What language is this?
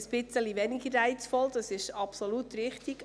Swiss German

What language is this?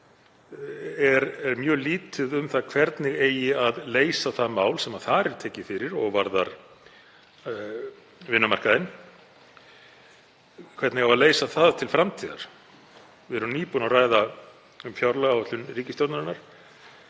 Icelandic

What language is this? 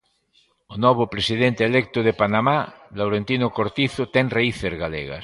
Galician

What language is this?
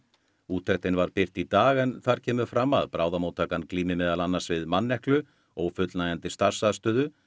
Icelandic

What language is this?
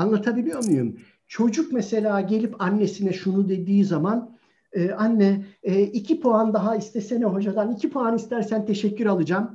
Turkish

